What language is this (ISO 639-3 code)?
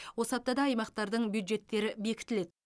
kaz